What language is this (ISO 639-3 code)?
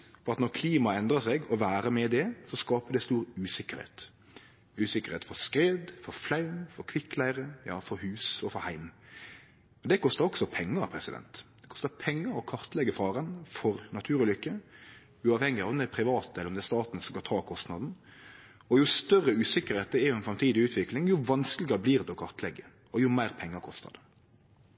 nno